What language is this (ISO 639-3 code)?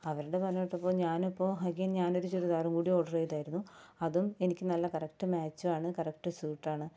mal